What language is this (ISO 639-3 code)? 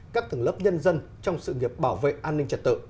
vie